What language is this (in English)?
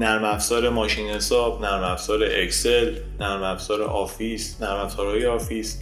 Persian